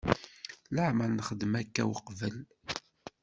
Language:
Kabyle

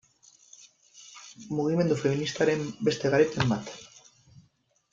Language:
Basque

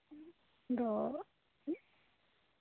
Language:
Santali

